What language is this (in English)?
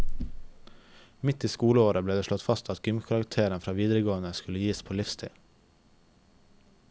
Norwegian